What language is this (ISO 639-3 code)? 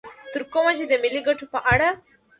pus